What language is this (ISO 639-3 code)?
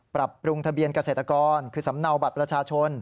tha